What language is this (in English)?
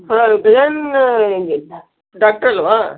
Kannada